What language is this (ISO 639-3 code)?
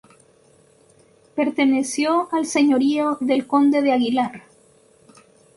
spa